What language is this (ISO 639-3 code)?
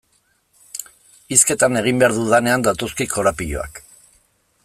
eus